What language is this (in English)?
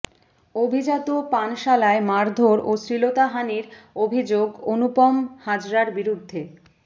Bangla